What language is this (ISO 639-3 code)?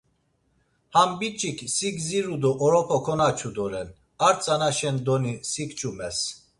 lzz